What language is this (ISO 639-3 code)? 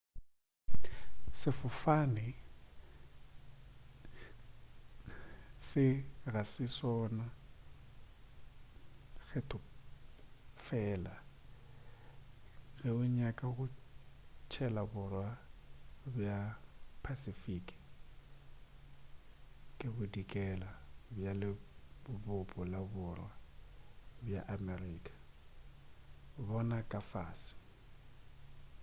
nso